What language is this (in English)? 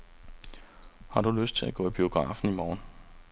Danish